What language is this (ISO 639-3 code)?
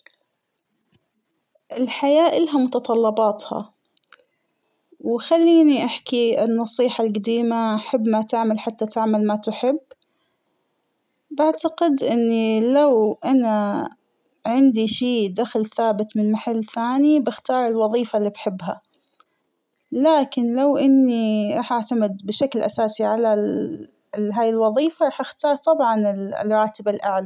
acw